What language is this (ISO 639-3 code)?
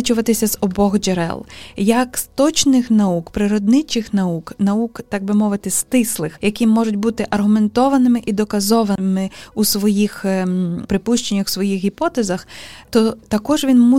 ukr